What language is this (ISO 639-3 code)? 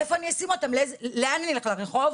heb